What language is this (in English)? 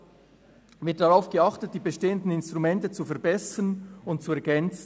Swiss German